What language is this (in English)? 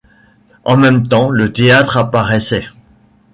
French